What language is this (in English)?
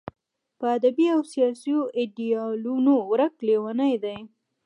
Pashto